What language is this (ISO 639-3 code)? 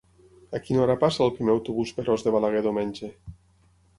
cat